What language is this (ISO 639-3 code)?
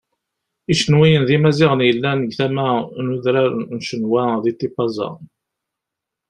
kab